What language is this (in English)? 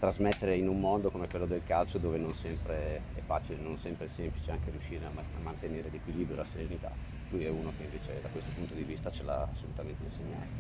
Italian